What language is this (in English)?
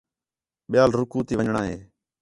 Khetrani